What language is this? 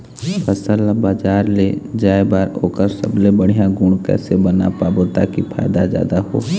Chhattisgarhi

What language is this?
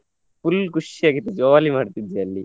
Kannada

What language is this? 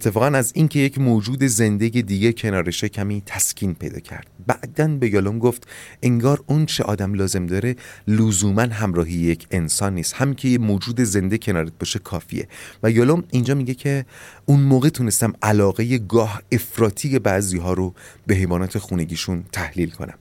Persian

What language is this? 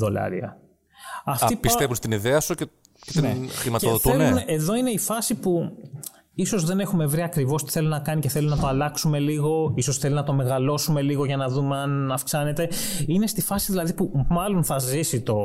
Greek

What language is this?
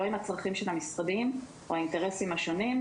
Hebrew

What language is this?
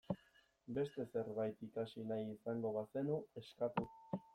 Basque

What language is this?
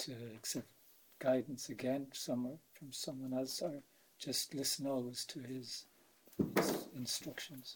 Czech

